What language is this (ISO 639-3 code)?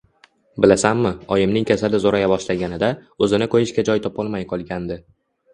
uzb